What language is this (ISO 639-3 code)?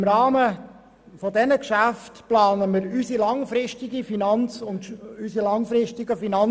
gsw